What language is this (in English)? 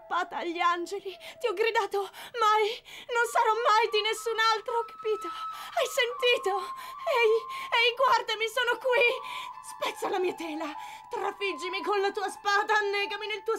Italian